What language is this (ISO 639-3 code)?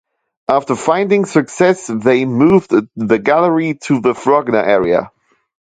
eng